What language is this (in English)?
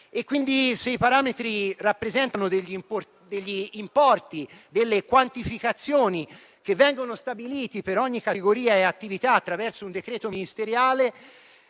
Italian